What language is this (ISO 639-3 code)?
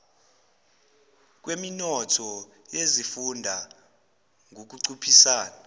zul